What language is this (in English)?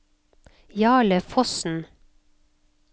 Norwegian